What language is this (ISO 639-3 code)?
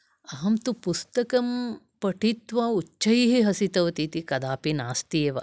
san